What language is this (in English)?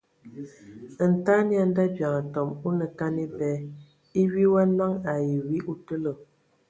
Ewondo